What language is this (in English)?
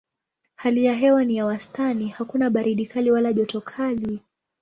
Swahili